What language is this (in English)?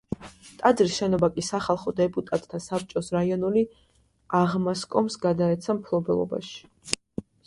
Georgian